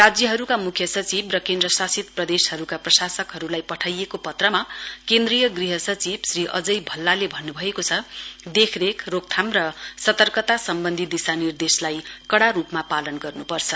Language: Nepali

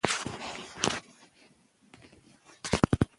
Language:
Pashto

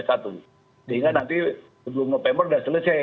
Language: Indonesian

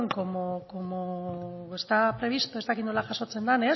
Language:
Basque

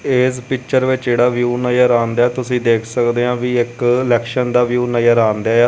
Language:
Punjabi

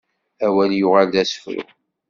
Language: Kabyle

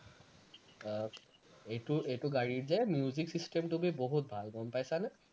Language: Assamese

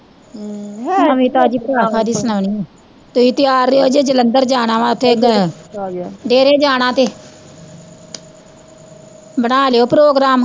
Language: Punjabi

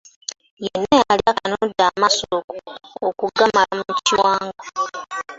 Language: Ganda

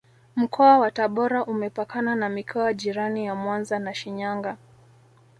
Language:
Swahili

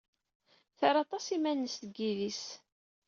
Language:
Kabyle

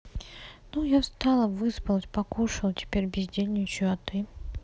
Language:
Russian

